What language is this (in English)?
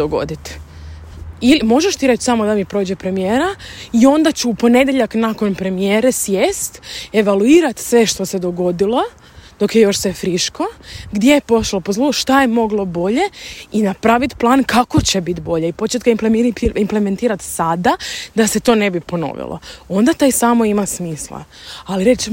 Croatian